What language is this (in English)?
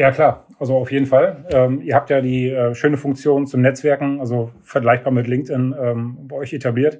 German